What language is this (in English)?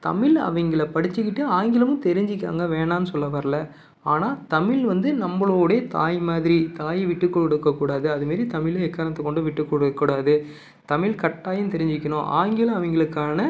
Tamil